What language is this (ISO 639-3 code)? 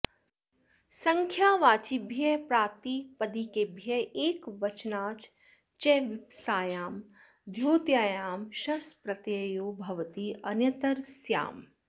san